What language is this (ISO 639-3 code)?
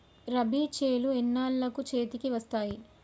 tel